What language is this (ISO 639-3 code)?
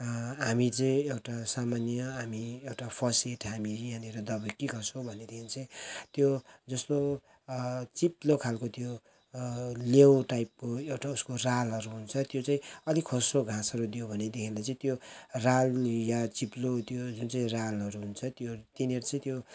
nep